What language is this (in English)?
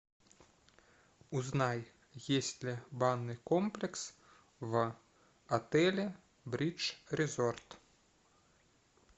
Russian